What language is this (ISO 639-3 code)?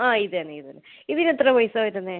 mal